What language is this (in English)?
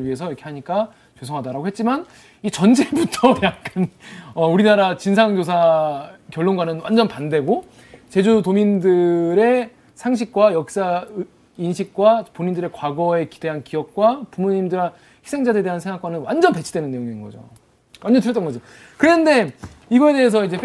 Korean